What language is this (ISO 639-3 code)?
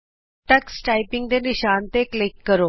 pan